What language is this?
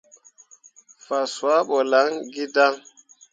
Mundang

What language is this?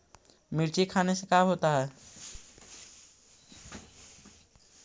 Magahi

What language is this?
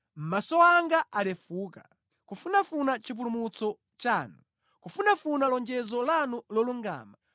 Nyanja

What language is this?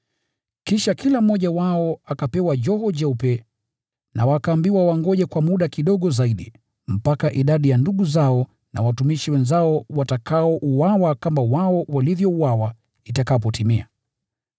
Swahili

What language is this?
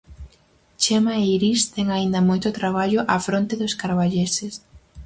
Galician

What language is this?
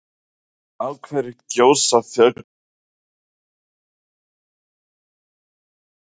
Icelandic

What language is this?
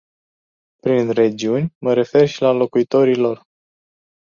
Romanian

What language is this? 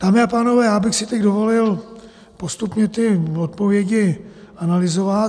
Czech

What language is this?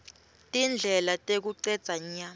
Swati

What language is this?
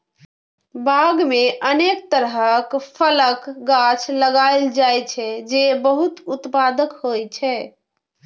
Maithili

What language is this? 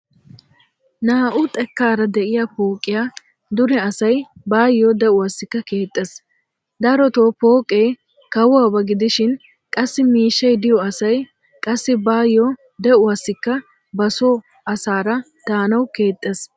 Wolaytta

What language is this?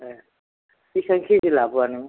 Bodo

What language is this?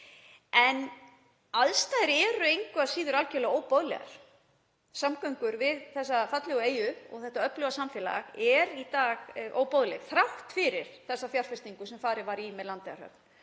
Icelandic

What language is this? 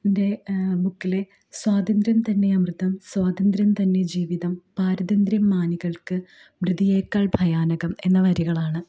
Malayalam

